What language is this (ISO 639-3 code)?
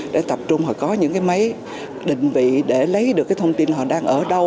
vie